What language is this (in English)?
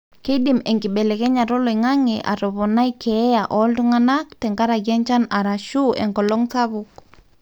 Masai